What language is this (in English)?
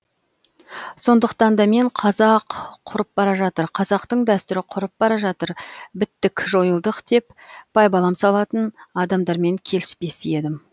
Kazakh